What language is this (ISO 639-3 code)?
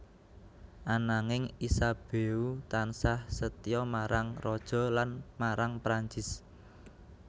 jav